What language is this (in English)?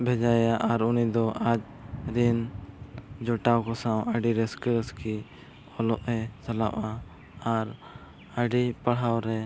Santali